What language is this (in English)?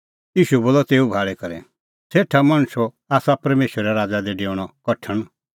Kullu Pahari